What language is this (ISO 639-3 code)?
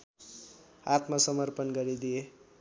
nep